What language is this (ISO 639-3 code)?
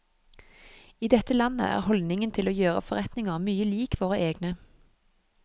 nor